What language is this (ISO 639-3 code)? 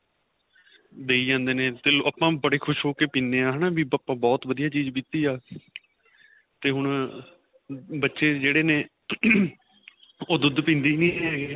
pan